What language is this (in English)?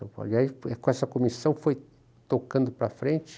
Portuguese